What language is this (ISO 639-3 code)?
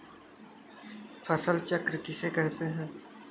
hin